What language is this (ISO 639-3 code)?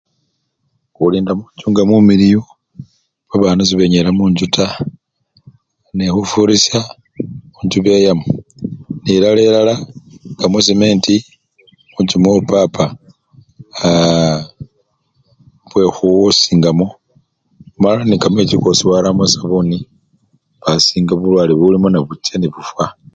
luy